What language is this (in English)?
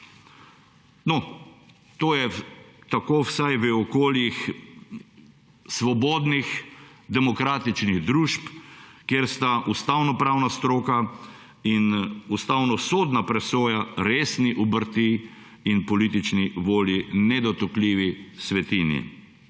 Slovenian